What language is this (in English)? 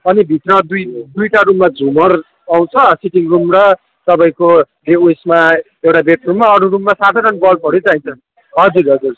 Nepali